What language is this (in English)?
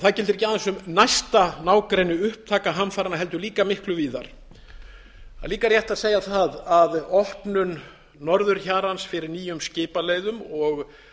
Icelandic